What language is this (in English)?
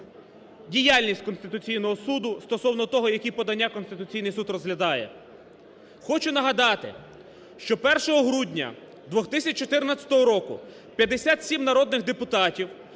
Ukrainian